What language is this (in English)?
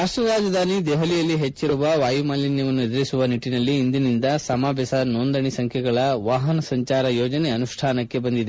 Kannada